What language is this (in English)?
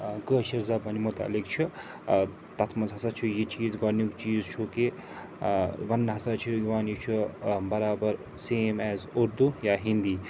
Kashmiri